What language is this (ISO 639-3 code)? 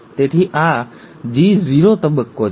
guj